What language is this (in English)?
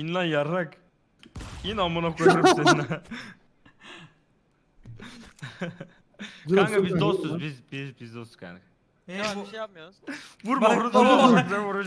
Turkish